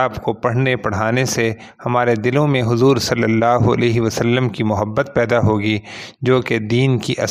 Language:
Urdu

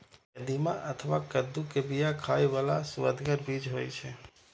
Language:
Maithili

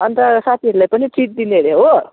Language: Nepali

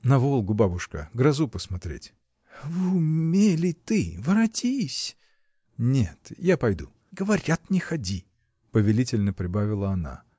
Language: Russian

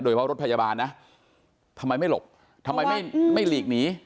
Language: Thai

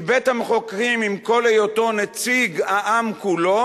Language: Hebrew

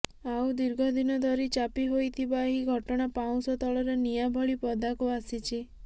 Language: Odia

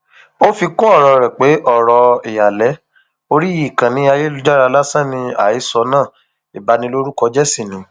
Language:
Yoruba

